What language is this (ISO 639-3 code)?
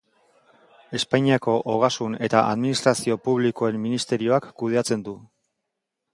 eus